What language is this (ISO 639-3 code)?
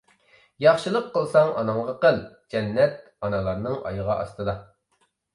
uig